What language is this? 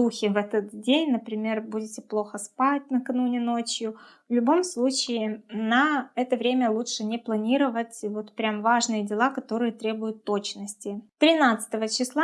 Russian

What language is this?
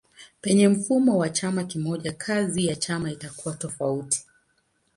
Swahili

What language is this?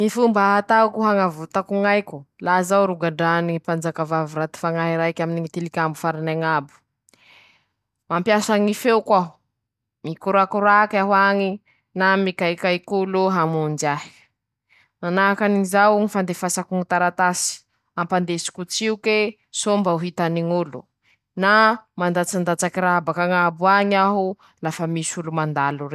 Masikoro Malagasy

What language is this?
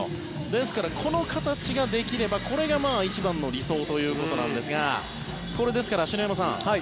Japanese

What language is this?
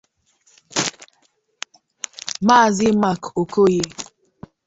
Igbo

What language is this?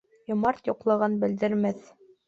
Bashkir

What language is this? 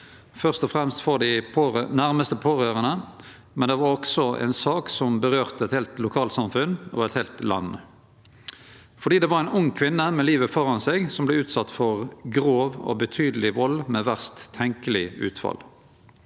Norwegian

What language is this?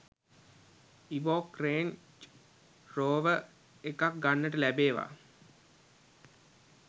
Sinhala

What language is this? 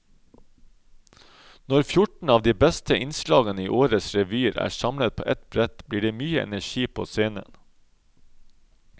Norwegian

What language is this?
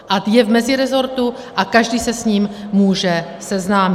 Czech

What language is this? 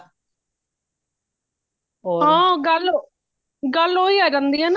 Punjabi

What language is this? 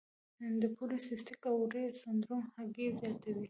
Pashto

